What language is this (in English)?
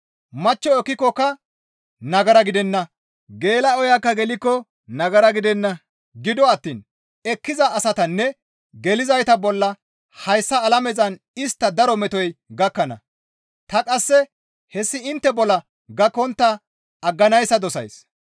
Gamo